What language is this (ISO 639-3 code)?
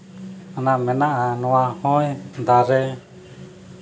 sat